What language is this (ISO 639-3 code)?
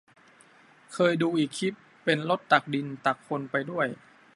tha